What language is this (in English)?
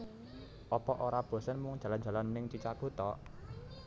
Javanese